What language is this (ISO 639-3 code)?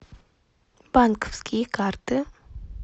rus